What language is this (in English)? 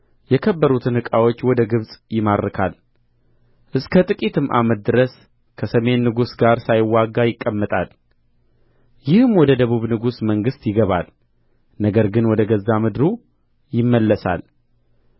Amharic